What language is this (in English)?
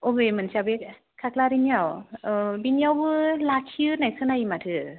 Bodo